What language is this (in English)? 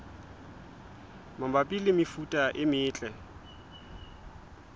Southern Sotho